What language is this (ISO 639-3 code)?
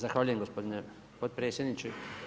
hrv